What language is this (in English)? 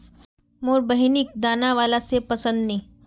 Magahi